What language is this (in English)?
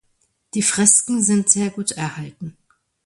German